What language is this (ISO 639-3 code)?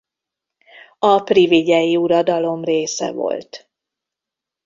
hun